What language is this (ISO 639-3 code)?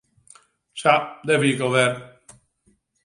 fry